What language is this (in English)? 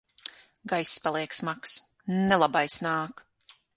Latvian